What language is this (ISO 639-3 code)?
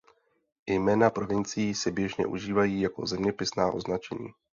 ces